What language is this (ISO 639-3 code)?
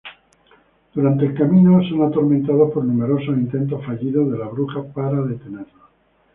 spa